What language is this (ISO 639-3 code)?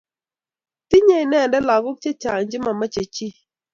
kln